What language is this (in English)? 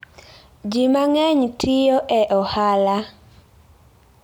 Luo (Kenya and Tanzania)